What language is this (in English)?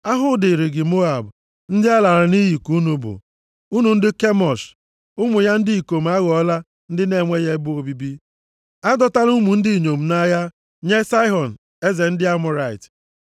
Igbo